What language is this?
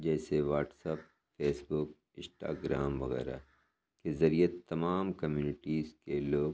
Urdu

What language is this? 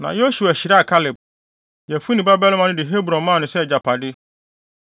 Akan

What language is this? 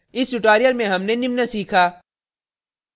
Hindi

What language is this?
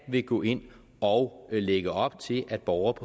Danish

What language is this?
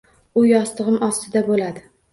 Uzbek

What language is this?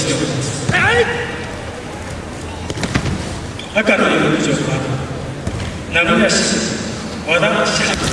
Japanese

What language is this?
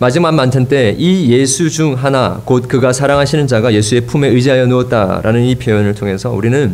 Korean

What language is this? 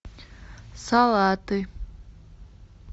Russian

